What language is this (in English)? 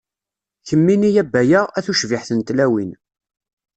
Kabyle